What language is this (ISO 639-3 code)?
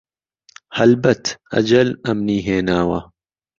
ckb